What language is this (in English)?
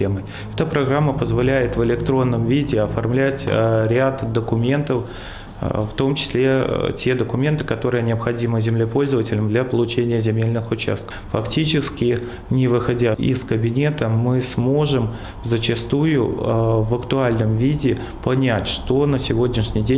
Russian